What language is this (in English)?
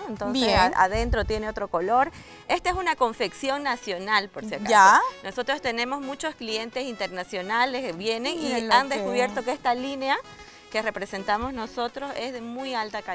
Spanish